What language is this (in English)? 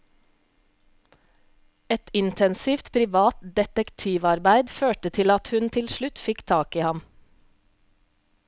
Norwegian